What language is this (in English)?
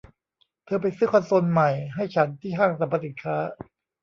Thai